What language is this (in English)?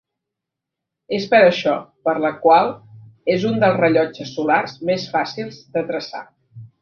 Catalan